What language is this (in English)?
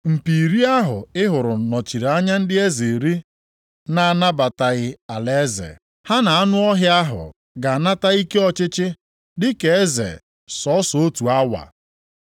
Igbo